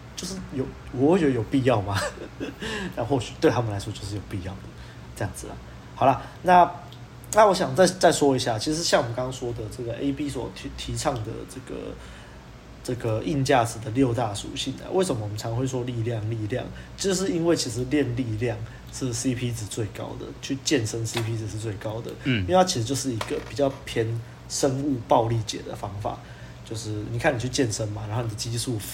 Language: Chinese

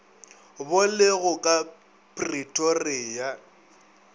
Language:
Northern Sotho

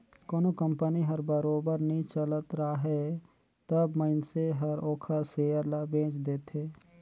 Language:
Chhattisgarhi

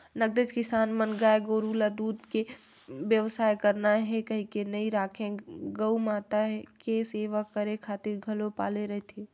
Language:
Chhattisgarhi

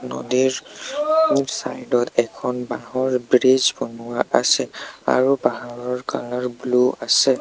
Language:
Assamese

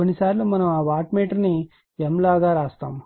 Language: Telugu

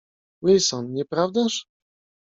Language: Polish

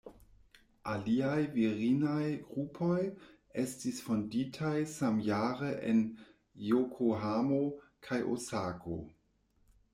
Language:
Esperanto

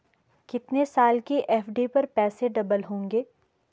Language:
Hindi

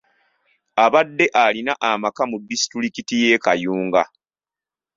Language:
Ganda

